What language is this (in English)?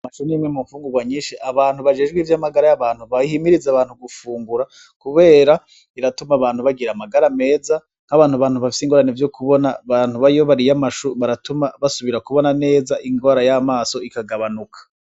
Rundi